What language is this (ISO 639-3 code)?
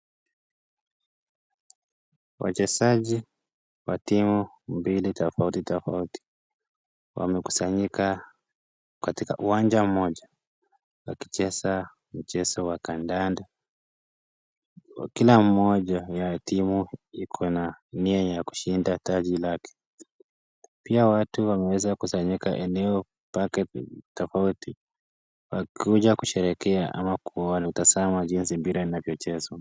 swa